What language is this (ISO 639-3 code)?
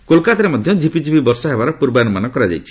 ori